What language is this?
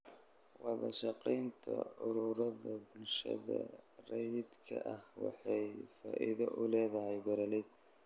Somali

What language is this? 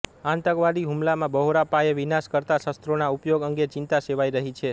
Gujarati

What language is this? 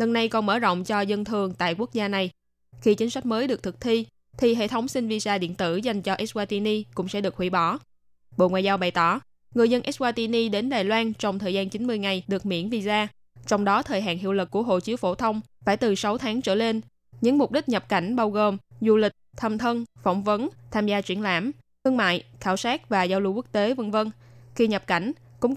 Vietnamese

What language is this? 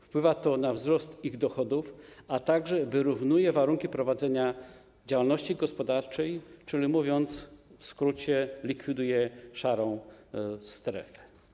Polish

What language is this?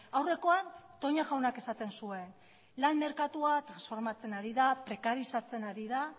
Basque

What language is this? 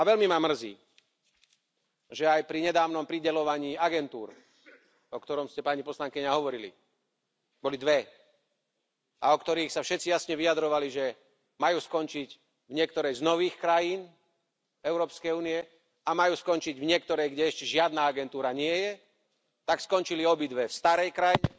Slovak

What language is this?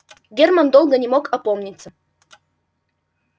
Russian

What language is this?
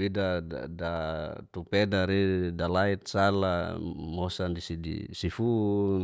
Geser-Gorom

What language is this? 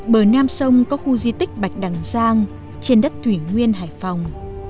Vietnamese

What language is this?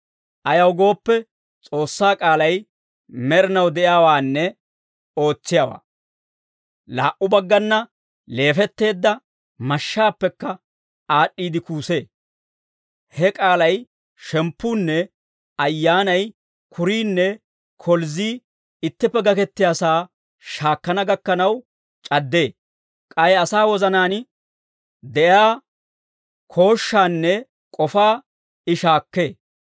Dawro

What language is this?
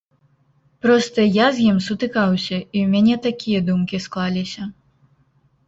Belarusian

